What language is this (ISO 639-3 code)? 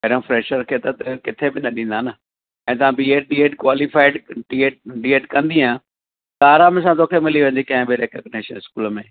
snd